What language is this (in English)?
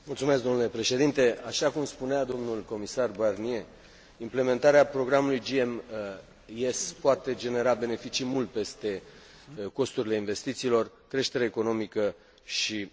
Romanian